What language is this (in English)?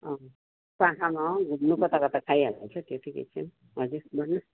Nepali